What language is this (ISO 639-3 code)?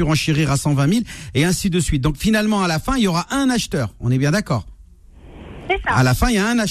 fra